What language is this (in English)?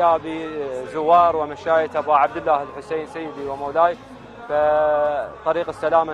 Arabic